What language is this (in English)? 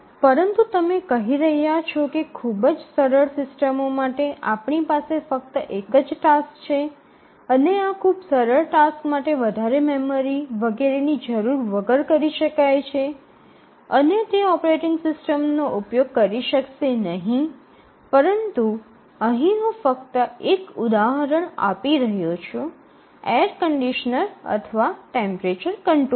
Gujarati